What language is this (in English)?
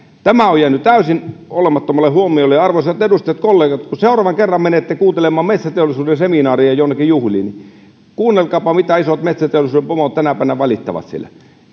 Finnish